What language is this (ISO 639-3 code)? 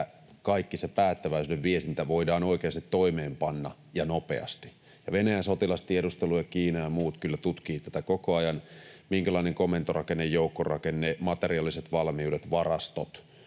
fin